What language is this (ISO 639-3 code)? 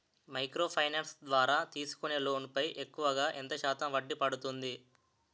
tel